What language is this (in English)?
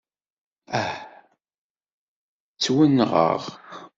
Kabyle